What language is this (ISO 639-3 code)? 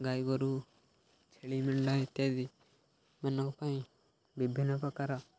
ori